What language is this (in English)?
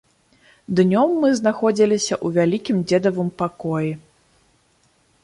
Belarusian